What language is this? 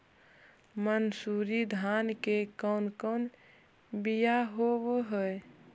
Magahi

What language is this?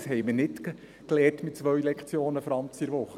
Swiss German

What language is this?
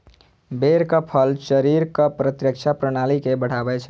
Maithili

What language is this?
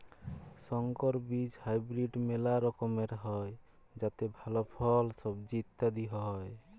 Bangla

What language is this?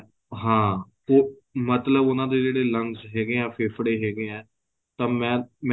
Punjabi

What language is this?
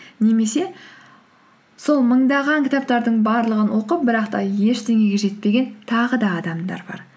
Kazakh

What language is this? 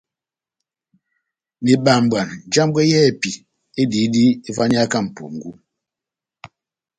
Batanga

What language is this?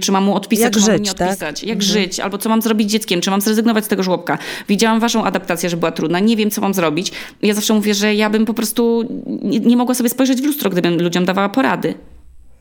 Polish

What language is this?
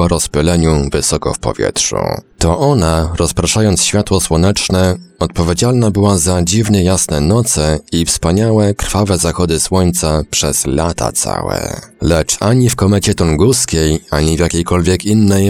Polish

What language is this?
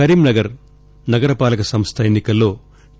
Telugu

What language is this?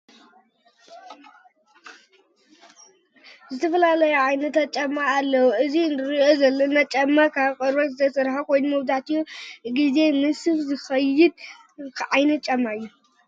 Tigrinya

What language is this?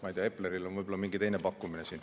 Estonian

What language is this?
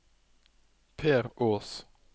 Norwegian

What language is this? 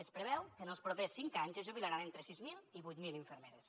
Catalan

